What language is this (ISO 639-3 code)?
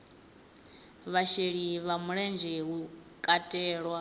ven